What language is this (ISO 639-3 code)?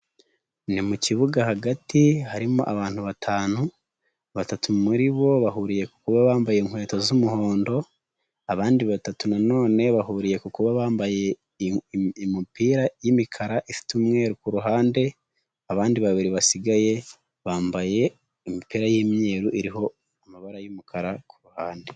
kin